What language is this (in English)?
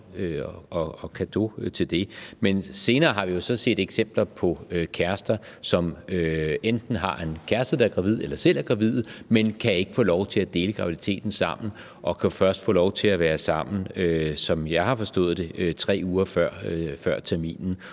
Danish